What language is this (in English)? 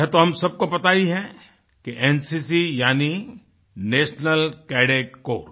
Hindi